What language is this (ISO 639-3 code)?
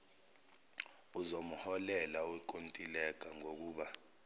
zul